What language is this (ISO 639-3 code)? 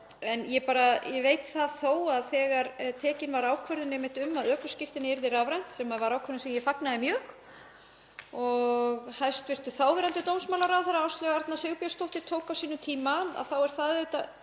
isl